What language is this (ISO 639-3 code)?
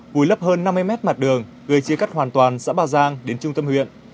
vie